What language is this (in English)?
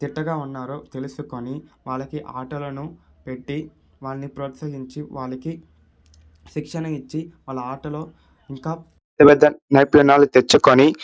Telugu